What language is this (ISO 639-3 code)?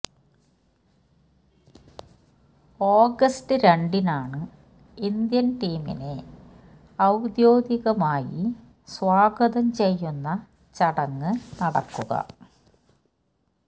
mal